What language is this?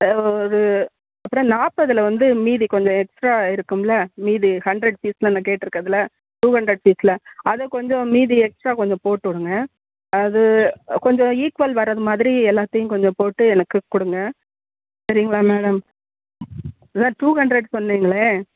Tamil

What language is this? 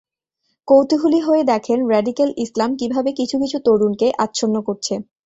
Bangla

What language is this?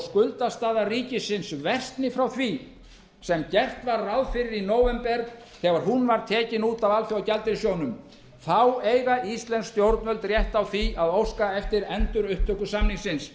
Icelandic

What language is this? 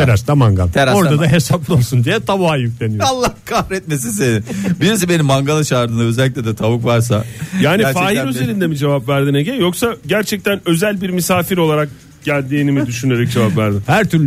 Turkish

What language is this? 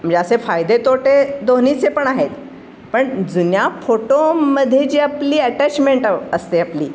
Marathi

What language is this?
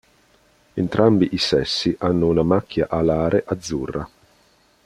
Italian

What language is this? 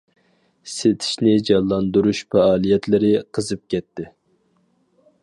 Uyghur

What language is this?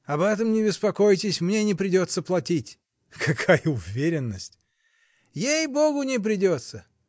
Russian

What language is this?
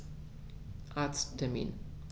German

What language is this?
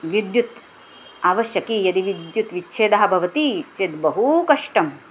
Sanskrit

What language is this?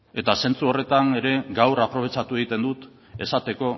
Basque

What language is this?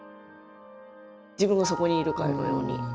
Japanese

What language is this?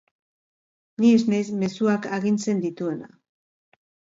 Basque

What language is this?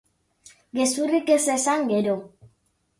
Basque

